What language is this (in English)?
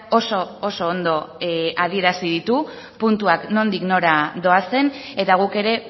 Basque